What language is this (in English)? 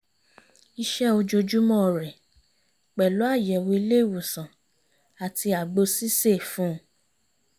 Yoruba